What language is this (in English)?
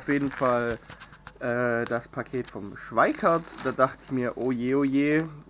German